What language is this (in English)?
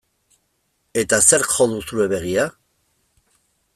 Basque